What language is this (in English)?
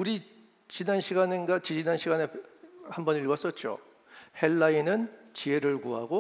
Korean